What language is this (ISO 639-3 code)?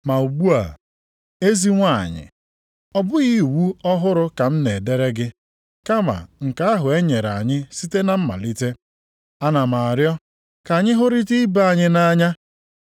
ibo